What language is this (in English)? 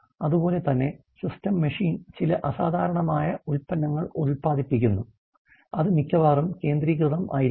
Malayalam